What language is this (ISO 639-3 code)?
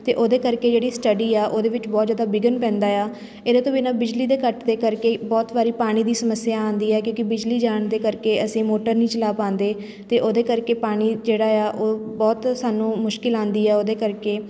pan